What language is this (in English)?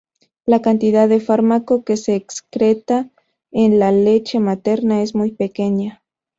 Spanish